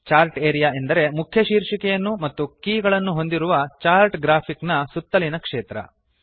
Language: Kannada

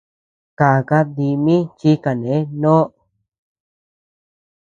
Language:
Tepeuxila Cuicatec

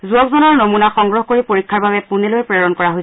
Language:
Assamese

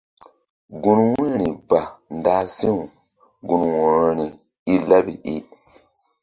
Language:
Mbum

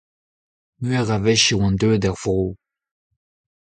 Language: Breton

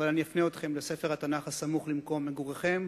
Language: Hebrew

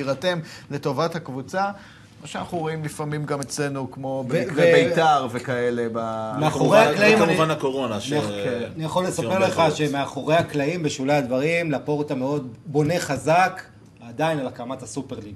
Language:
Hebrew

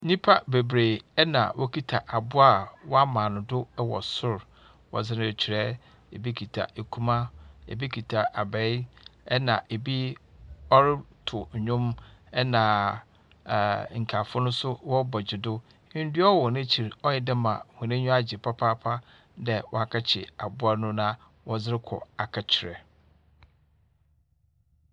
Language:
Akan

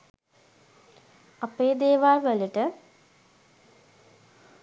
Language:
Sinhala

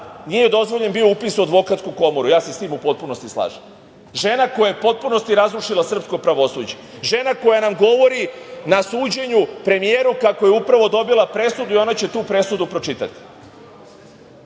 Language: Serbian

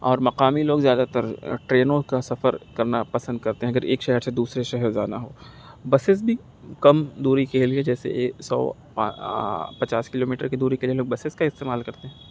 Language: Urdu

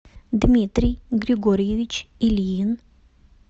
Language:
Russian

